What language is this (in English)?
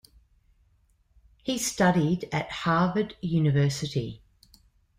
English